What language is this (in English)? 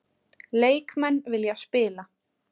Icelandic